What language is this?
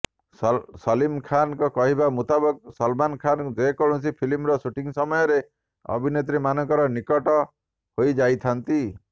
Odia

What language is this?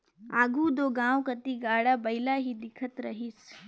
Chhattisgarhi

